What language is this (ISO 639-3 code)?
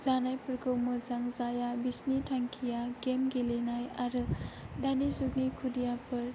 brx